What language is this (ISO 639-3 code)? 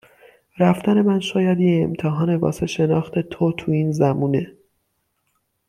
fas